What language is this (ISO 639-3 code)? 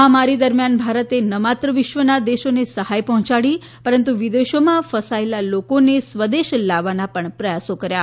guj